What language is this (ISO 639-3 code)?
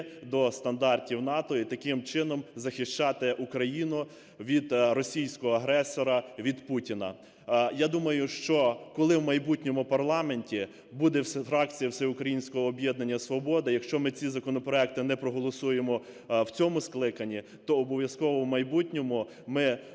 ukr